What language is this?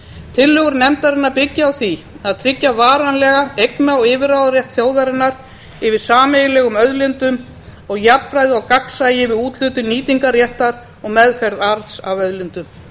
Icelandic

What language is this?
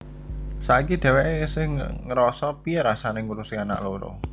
Javanese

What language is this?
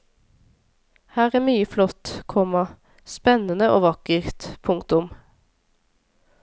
Norwegian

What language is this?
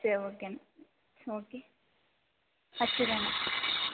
Tamil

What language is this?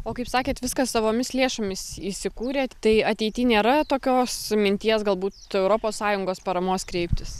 Lithuanian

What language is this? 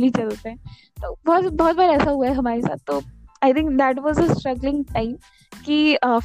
Hindi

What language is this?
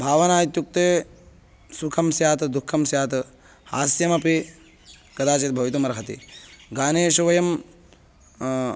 Sanskrit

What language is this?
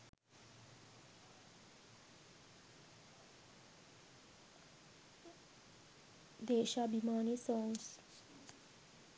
Sinhala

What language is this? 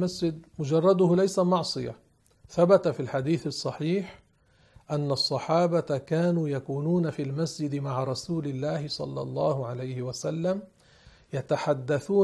Arabic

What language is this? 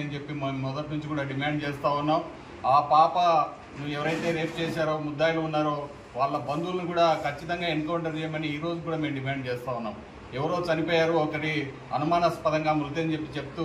Telugu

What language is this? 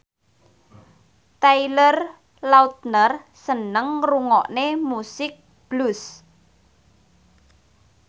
Javanese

